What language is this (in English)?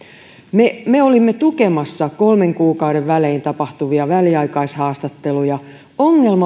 Finnish